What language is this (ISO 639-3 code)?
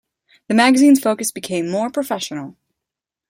eng